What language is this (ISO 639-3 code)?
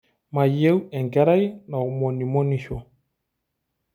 mas